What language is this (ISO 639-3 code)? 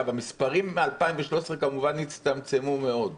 heb